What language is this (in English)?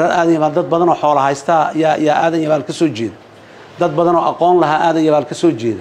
Arabic